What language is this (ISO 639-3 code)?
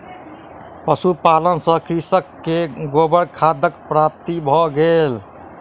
mai